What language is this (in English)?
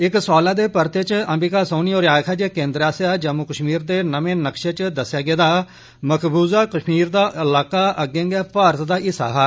Dogri